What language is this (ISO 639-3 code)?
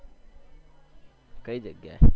guj